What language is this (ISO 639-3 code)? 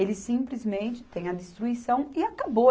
por